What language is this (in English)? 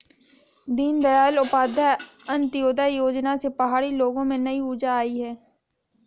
Hindi